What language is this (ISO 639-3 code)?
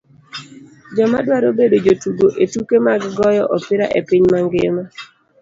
luo